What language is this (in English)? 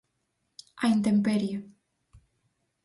Galician